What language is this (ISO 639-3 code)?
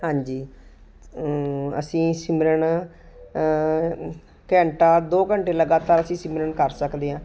pan